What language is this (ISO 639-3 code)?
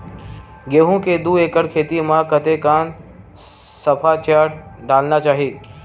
hne